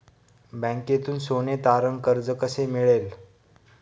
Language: Marathi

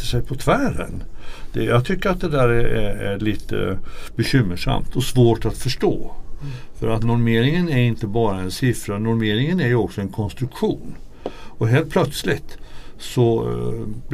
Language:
Swedish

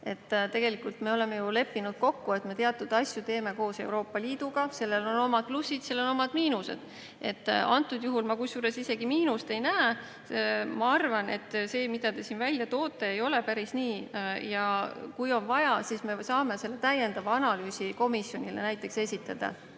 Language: Estonian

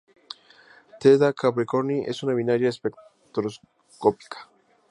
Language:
Spanish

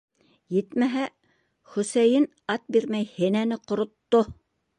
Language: Bashkir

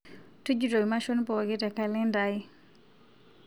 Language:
Masai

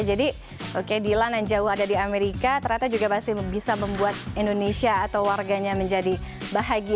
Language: Indonesian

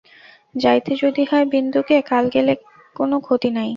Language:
Bangla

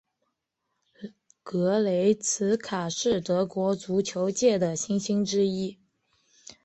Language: Chinese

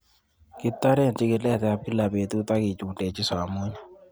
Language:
Kalenjin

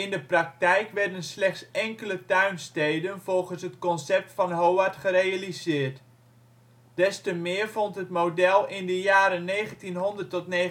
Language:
Dutch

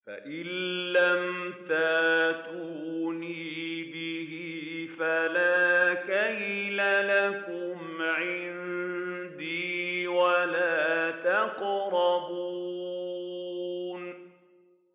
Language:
Arabic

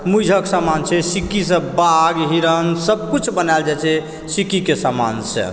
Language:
Maithili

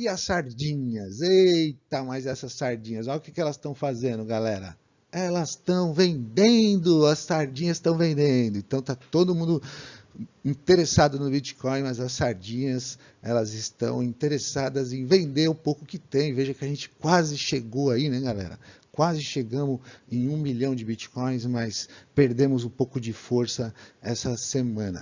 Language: Portuguese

